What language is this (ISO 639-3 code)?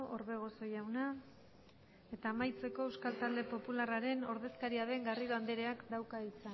eus